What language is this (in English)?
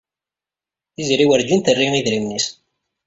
Kabyle